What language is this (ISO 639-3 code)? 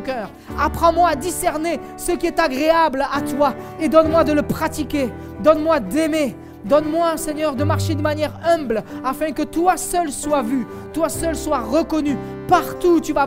fra